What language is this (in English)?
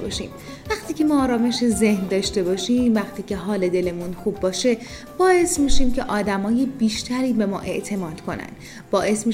Persian